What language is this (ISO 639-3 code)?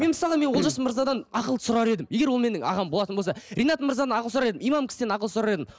kaz